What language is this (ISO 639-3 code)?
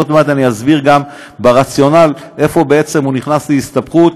heb